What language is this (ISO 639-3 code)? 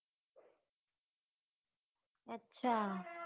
guj